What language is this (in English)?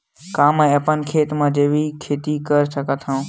Chhattisgarhi